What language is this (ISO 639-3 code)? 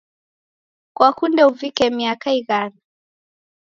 dav